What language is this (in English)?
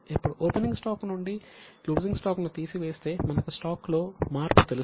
Telugu